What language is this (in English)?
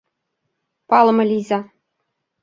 Mari